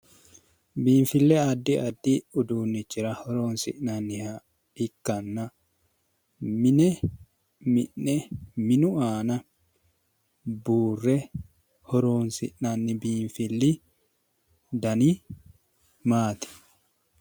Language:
Sidamo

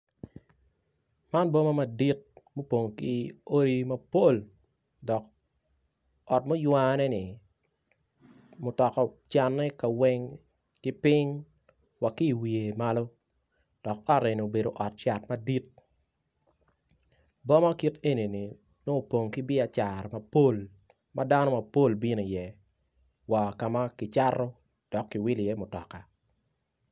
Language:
Acoli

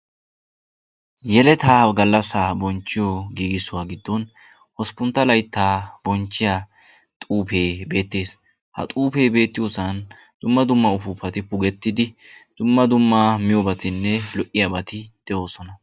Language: Wolaytta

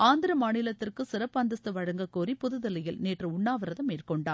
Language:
Tamil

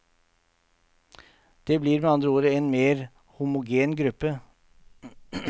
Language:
Norwegian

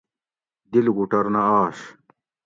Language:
Gawri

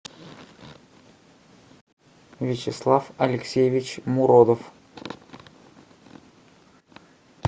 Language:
Russian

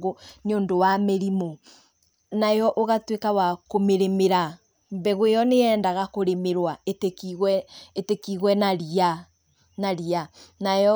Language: Kikuyu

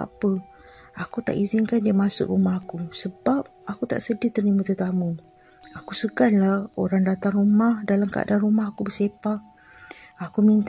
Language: Malay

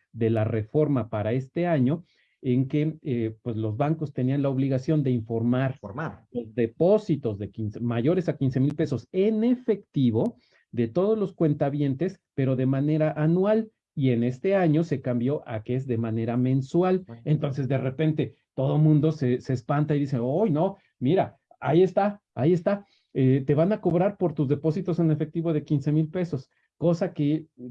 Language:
Spanish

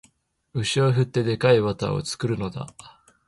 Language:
Japanese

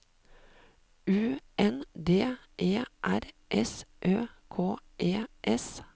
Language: Norwegian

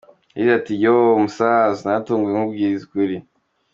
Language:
Kinyarwanda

